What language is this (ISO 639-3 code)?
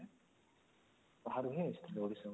ori